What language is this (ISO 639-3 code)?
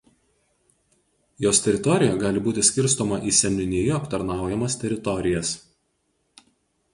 lit